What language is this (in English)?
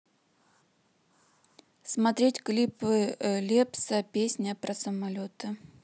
Russian